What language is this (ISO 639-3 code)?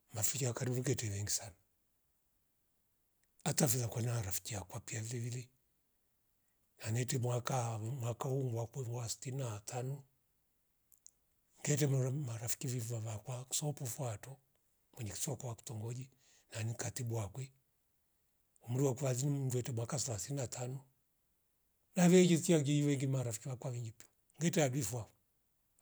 rof